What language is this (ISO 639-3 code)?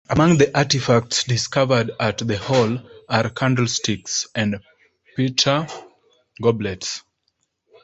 eng